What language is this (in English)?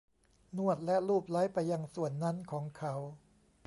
Thai